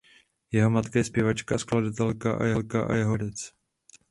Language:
Czech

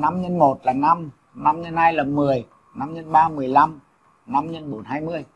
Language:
Vietnamese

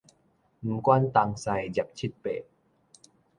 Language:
Min Nan Chinese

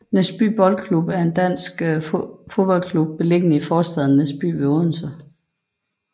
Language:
Danish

